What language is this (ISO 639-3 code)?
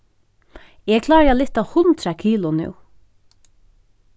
fao